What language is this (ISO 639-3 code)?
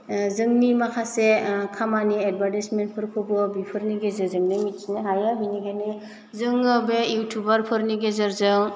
brx